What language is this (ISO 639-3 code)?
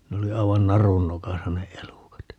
fin